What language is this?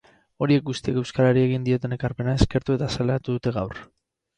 Basque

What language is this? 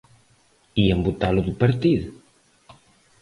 Galician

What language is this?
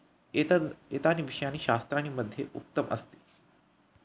Sanskrit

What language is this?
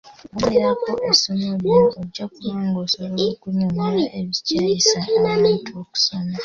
Ganda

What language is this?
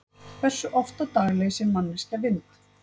Icelandic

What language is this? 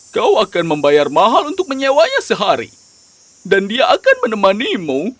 Indonesian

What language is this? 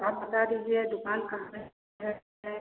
Hindi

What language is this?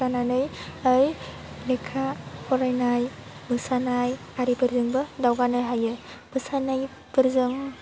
Bodo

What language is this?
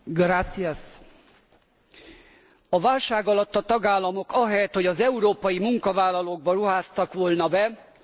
Hungarian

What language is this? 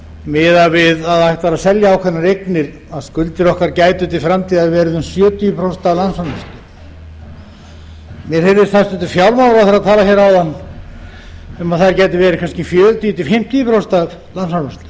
Icelandic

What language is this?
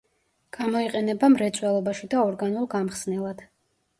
Georgian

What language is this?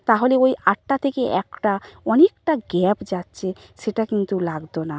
Bangla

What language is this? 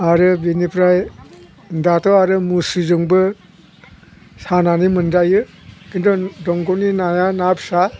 Bodo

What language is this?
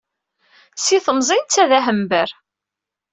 Kabyle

